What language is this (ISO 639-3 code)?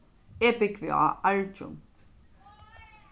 fao